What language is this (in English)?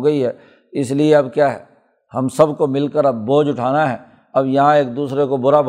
Urdu